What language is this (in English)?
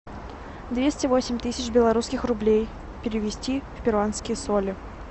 Russian